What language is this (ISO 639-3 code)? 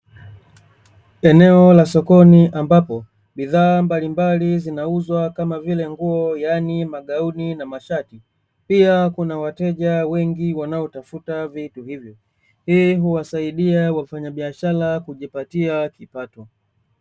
swa